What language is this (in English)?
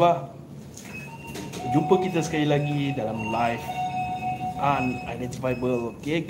Malay